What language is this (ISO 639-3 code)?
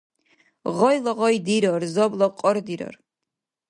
dar